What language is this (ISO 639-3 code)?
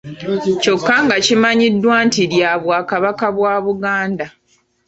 lug